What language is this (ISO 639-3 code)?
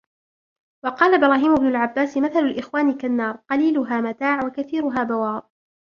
ara